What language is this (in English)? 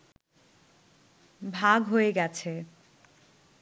Bangla